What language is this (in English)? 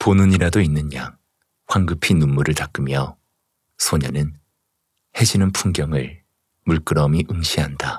Korean